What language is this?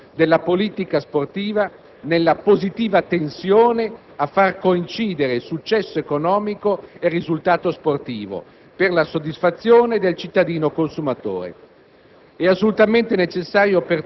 Italian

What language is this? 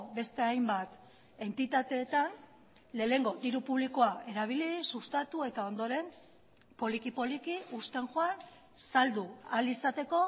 Basque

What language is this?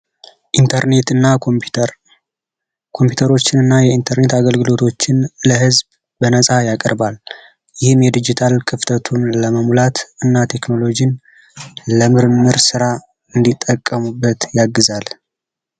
Amharic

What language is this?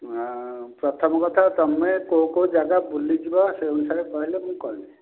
Odia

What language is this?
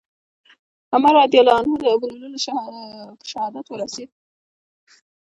Pashto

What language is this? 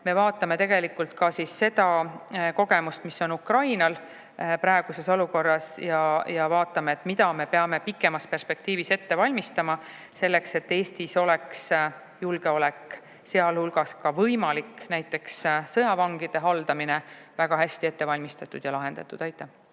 Estonian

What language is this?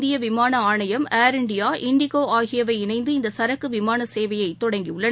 Tamil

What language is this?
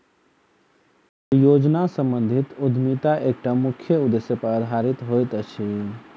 Maithili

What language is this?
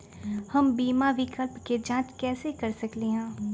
Magahi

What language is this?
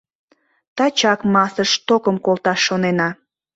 Mari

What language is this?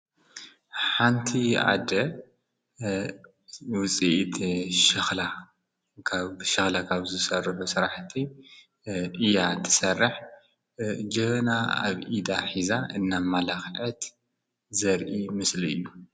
Tigrinya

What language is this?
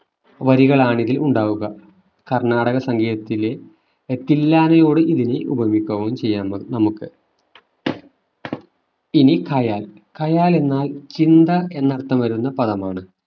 Malayalam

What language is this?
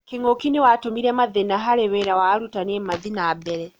Kikuyu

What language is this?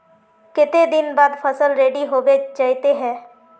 Magahi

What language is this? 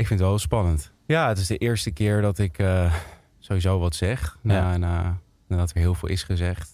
Dutch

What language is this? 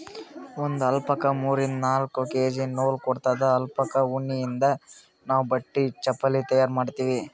Kannada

